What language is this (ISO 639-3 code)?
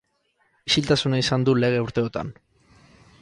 eus